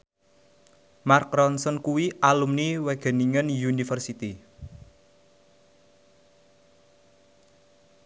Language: Javanese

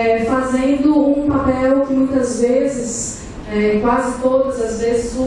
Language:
Portuguese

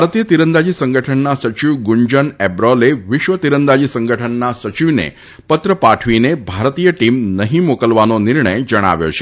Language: Gujarati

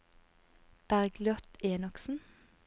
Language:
Norwegian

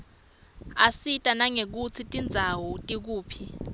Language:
Swati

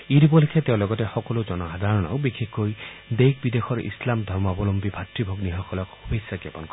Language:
Assamese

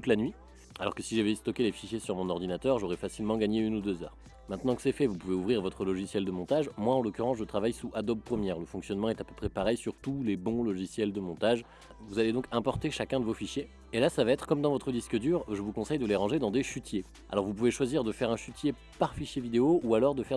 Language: French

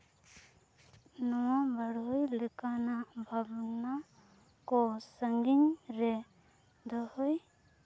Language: Santali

